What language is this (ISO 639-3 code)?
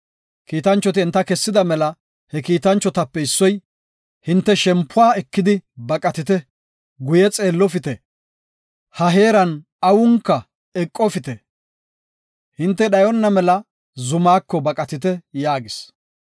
gof